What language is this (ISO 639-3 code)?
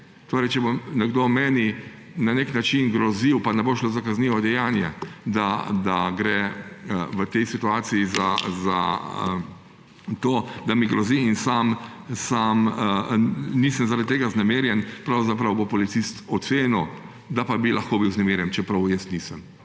slv